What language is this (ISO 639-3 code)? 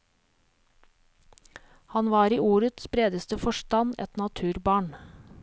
nor